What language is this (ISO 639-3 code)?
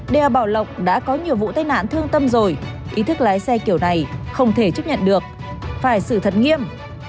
vie